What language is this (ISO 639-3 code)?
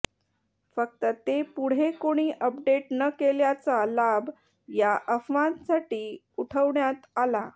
mar